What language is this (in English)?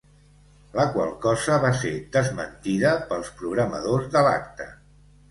Catalan